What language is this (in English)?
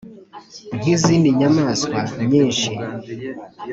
Kinyarwanda